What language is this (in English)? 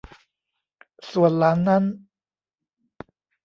Thai